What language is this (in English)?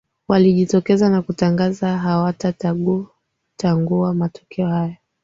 Swahili